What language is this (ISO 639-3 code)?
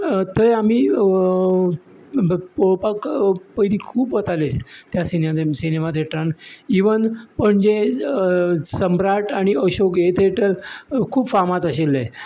kok